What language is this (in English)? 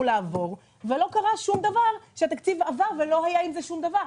Hebrew